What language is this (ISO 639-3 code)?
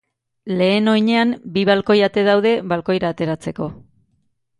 eus